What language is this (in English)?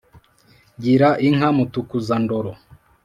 Kinyarwanda